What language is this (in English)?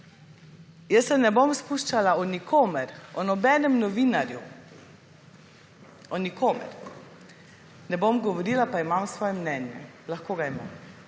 Slovenian